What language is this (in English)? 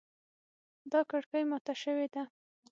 Pashto